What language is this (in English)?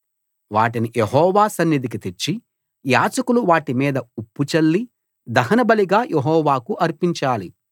Telugu